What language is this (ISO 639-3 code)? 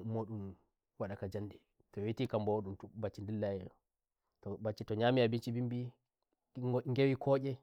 fuv